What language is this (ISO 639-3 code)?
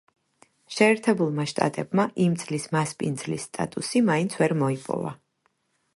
kat